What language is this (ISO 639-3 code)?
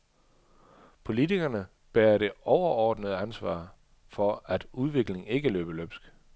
dan